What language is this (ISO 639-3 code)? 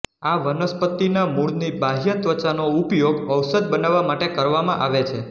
guj